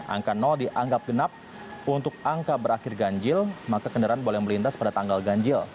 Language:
Indonesian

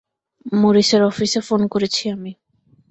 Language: Bangla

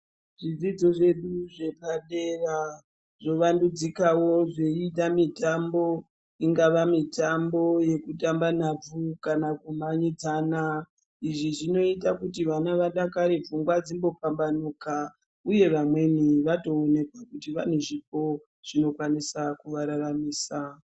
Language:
Ndau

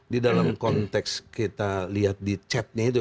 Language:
Indonesian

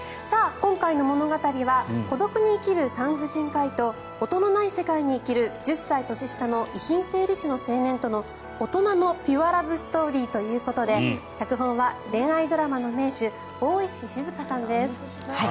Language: Japanese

